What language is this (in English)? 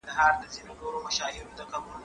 Pashto